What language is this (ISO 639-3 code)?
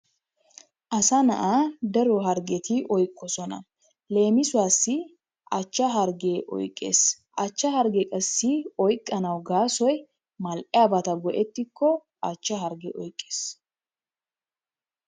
wal